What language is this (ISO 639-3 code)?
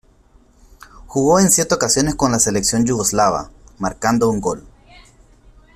spa